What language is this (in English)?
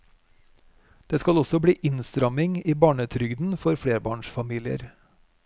Norwegian